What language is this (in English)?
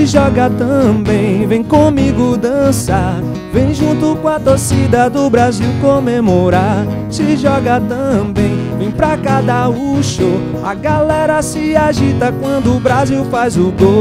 Portuguese